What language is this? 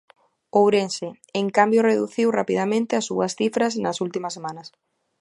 Galician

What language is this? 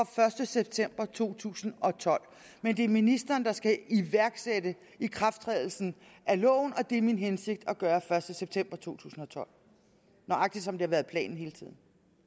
Danish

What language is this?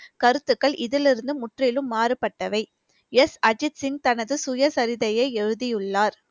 Tamil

